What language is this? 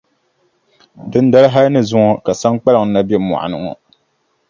Dagbani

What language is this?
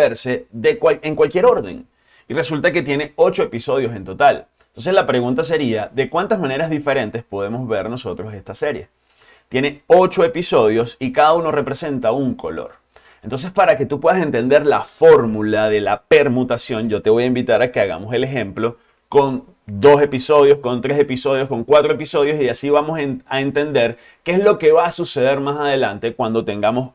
Spanish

